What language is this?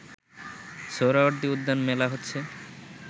Bangla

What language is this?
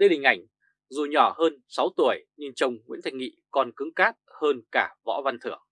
Vietnamese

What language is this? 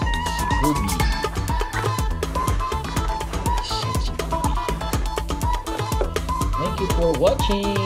Filipino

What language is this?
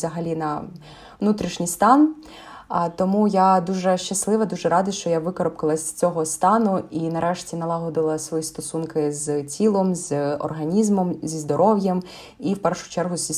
Ukrainian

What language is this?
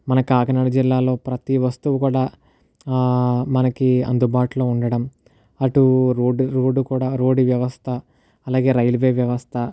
Telugu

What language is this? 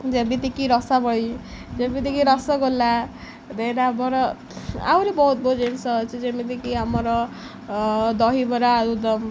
Odia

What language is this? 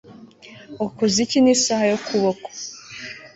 Kinyarwanda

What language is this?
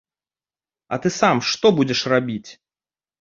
Belarusian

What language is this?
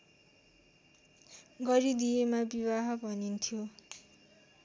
Nepali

